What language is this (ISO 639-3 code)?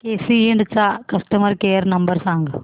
mar